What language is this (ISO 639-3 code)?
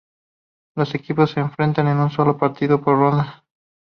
spa